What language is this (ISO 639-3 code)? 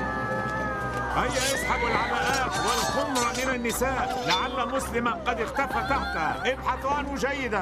ara